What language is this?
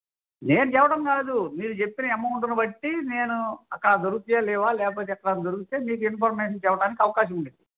Telugu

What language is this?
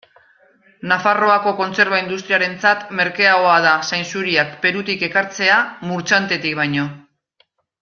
Basque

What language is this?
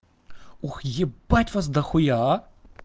Russian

